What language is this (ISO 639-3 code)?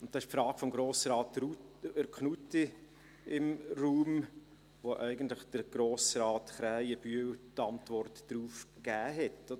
gsw